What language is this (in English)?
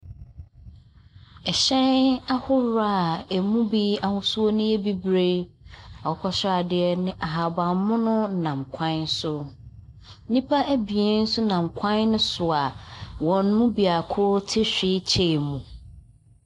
Akan